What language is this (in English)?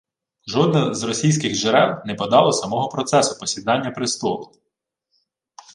Ukrainian